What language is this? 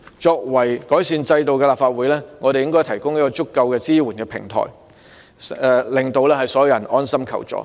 Cantonese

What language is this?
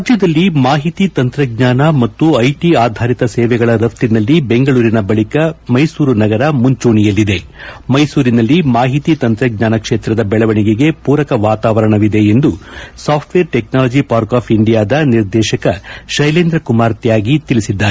Kannada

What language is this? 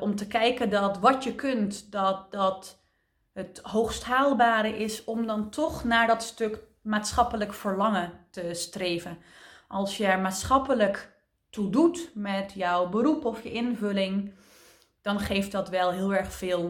Dutch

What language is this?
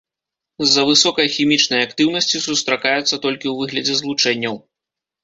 Belarusian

